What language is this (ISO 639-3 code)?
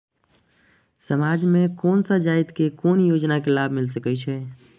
mai